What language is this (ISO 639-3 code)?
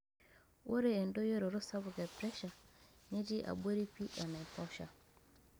mas